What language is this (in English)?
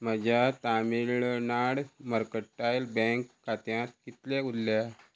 Konkani